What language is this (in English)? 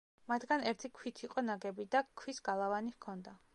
Georgian